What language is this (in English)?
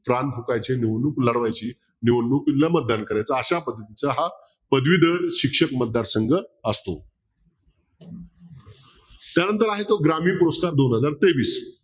Marathi